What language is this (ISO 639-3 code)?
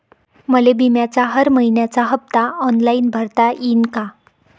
mar